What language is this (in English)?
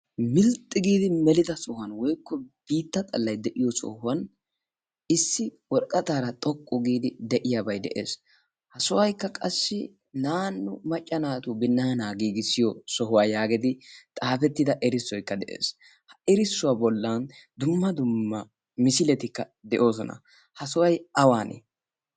Wolaytta